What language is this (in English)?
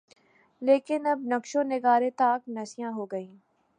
Urdu